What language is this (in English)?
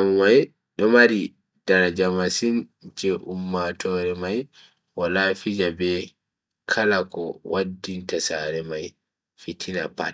Bagirmi Fulfulde